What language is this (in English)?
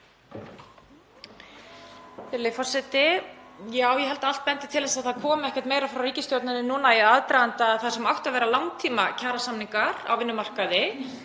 Icelandic